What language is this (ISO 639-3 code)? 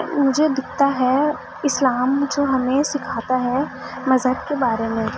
urd